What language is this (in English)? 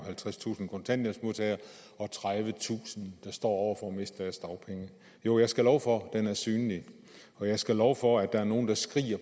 Danish